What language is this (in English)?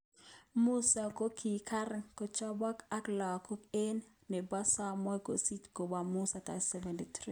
Kalenjin